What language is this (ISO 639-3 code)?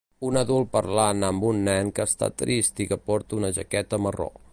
cat